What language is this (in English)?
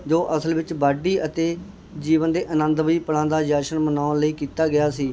Punjabi